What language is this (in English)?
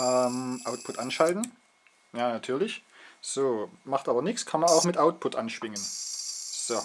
German